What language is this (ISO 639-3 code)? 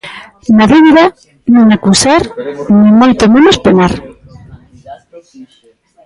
glg